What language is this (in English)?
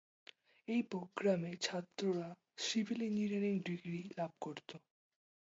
Bangla